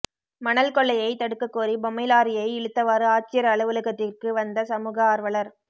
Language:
Tamil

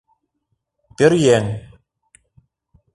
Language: Mari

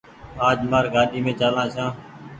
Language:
Goaria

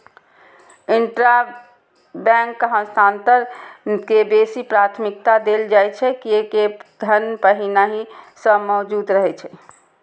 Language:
Maithili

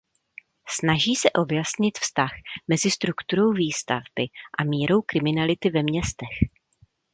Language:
Czech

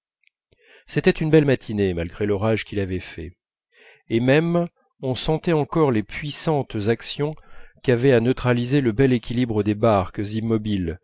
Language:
French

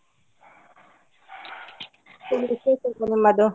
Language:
Kannada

